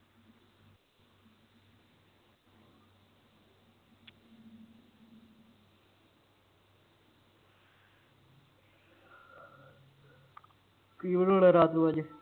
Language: Punjabi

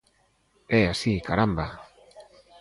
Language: Galician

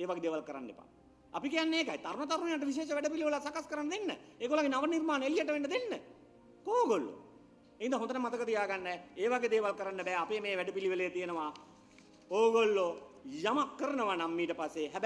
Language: Indonesian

